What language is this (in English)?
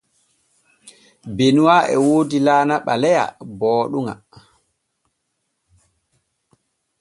Borgu Fulfulde